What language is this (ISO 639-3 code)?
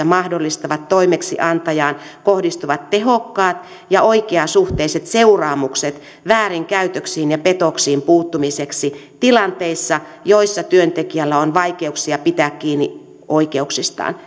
fin